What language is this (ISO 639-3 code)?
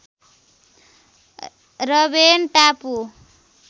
nep